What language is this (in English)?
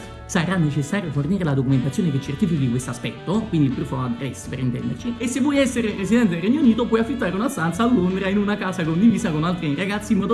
Italian